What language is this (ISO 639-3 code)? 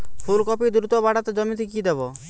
ben